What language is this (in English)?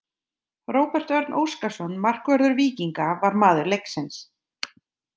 Icelandic